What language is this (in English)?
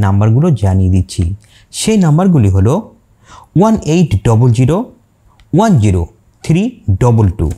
Hindi